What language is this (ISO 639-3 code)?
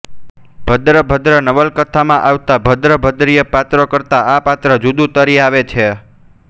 guj